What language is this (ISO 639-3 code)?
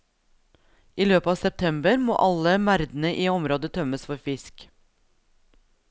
nor